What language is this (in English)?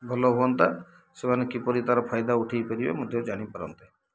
Odia